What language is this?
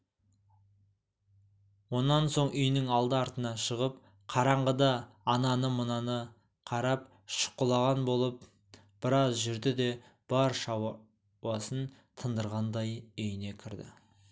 Kazakh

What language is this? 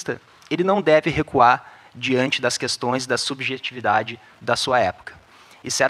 Portuguese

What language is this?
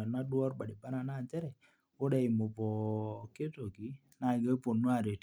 Masai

